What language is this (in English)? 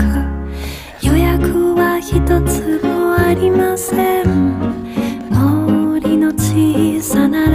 Korean